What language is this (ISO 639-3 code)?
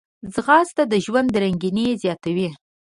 pus